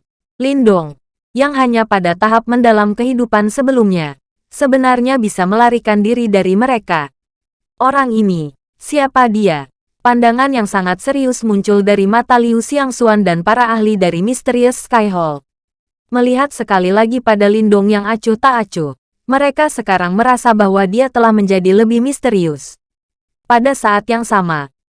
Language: Indonesian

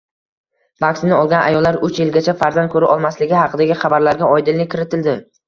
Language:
Uzbek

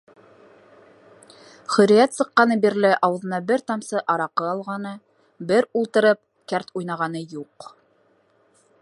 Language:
Bashkir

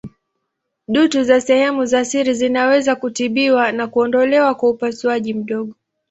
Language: Swahili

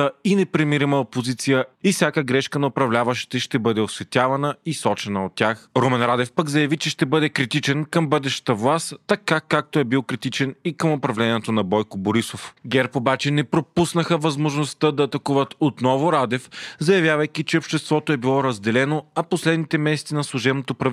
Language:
Bulgarian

